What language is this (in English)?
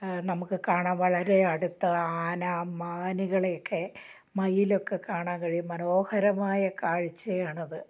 Malayalam